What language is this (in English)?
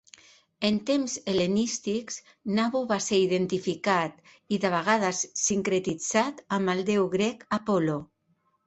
Catalan